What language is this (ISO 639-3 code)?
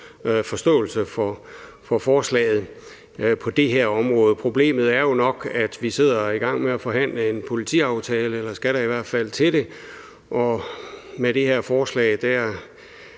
dan